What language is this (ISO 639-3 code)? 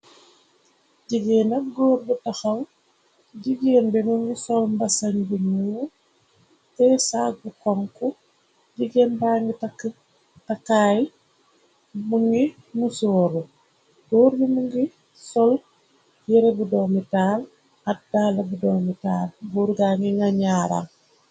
wol